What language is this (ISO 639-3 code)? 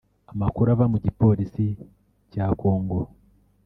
kin